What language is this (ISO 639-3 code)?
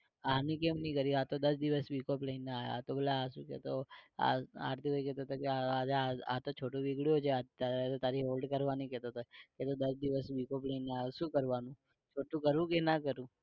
guj